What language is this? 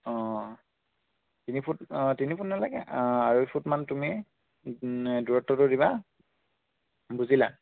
Assamese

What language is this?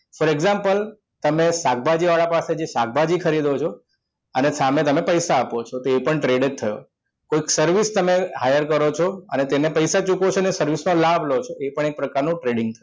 Gujarati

